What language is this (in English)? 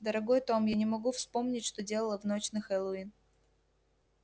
Russian